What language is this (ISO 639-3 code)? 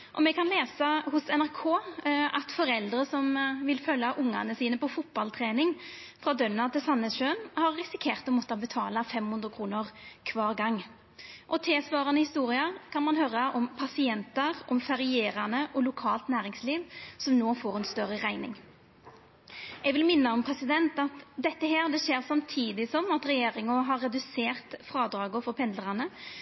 nno